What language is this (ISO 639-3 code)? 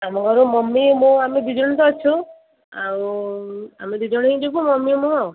ori